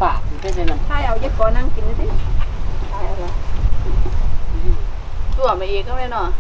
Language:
Thai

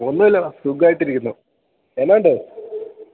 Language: Malayalam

